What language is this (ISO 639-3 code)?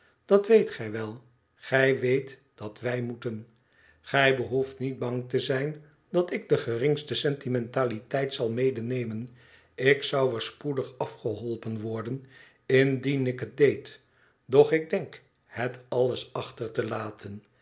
nld